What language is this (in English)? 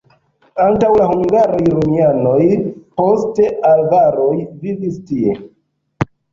Esperanto